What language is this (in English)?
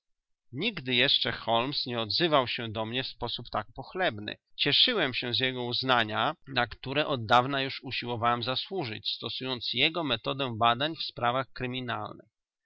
Polish